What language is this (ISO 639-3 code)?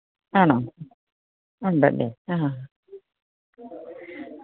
mal